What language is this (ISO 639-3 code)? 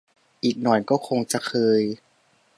tha